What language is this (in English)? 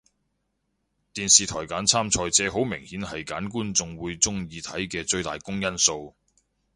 Cantonese